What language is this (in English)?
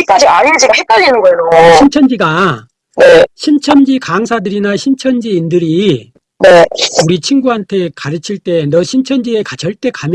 Korean